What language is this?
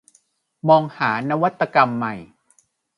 Thai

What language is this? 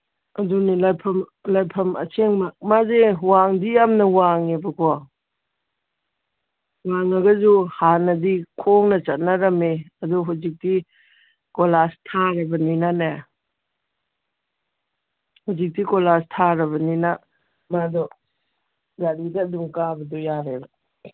Manipuri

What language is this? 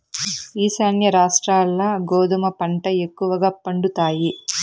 Telugu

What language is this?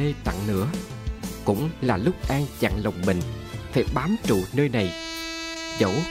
Vietnamese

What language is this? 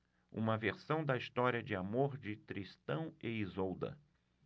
Portuguese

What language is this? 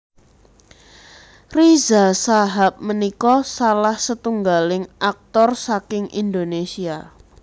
Javanese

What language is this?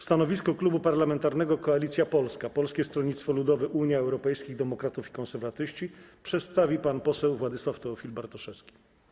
Polish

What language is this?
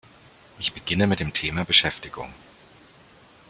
German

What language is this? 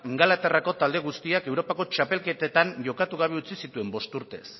Basque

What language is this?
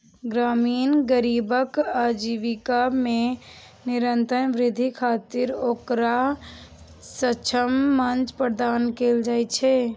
Maithili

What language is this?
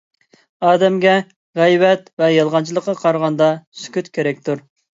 Uyghur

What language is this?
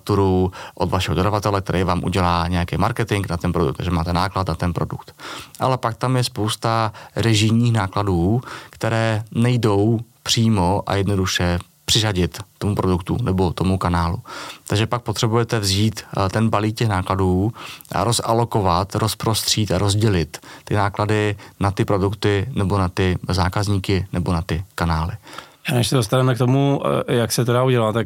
Czech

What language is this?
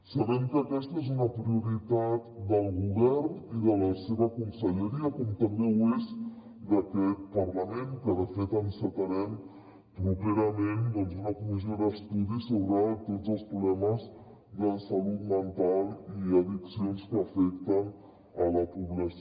Catalan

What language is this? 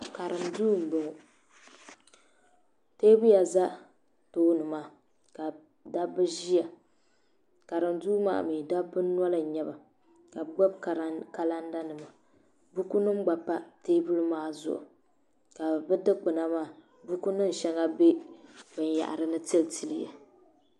Dagbani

